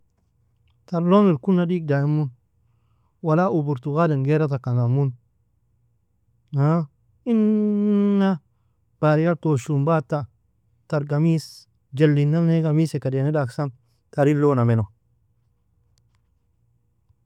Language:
Nobiin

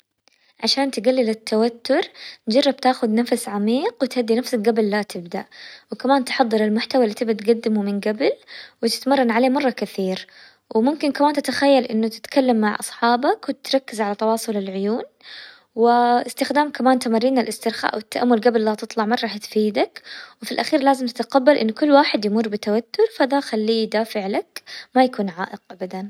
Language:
Hijazi Arabic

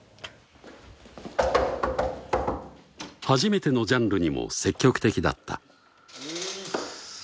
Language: Japanese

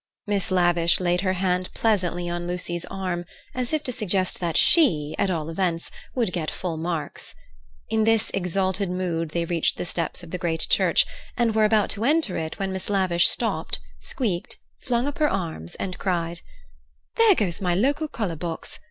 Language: English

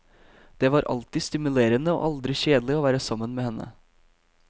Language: Norwegian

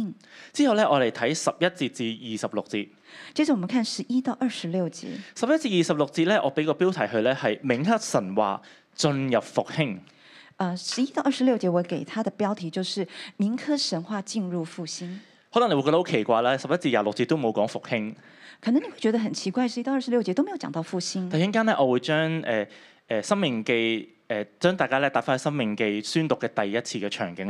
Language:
Chinese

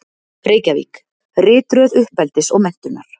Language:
Icelandic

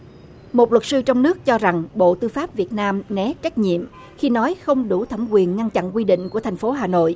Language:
Vietnamese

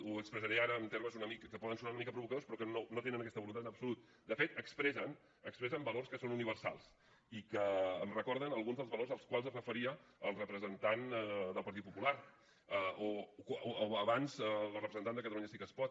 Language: Catalan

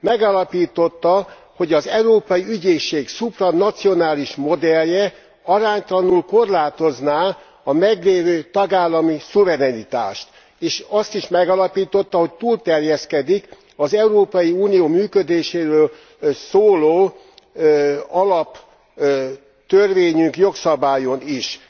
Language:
Hungarian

